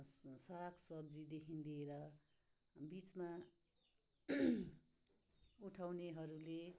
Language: Nepali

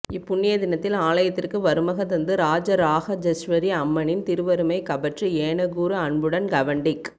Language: Tamil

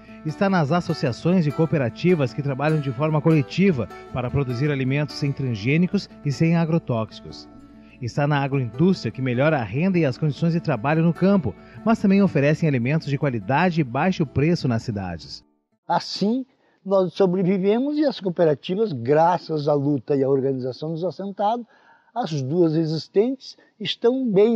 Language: Portuguese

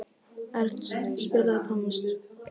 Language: Icelandic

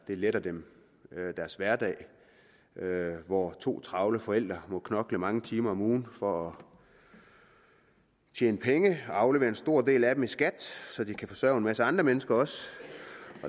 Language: Danish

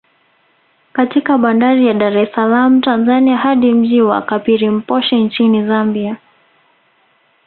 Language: Swahili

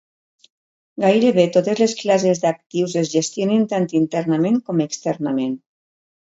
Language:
Catalan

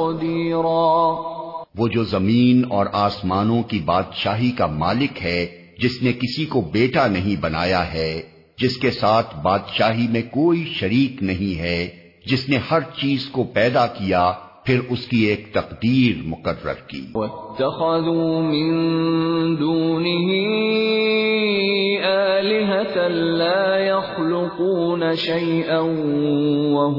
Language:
Urdu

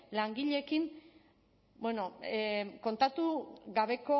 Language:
Basque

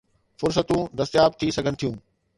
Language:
Sindhi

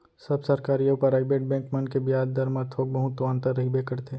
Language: Chhattisgarhi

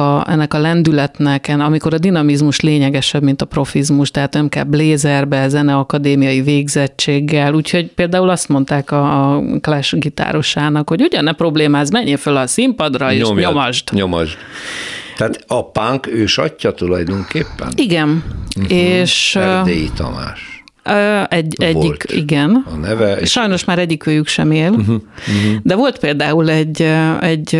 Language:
Hungarian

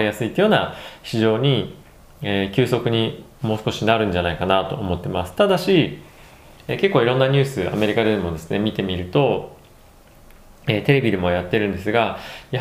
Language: Japanese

